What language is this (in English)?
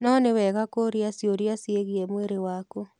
Kikuyu